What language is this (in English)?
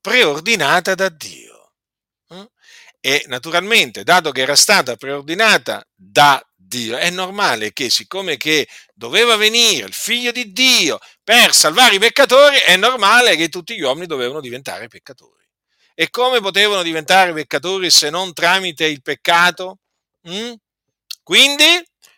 Italian